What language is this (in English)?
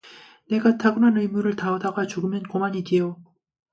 Korean